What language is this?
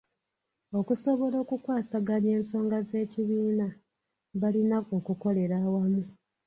Ganda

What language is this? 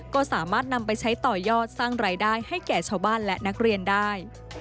Thai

